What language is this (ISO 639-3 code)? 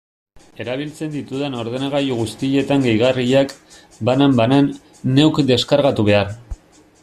eus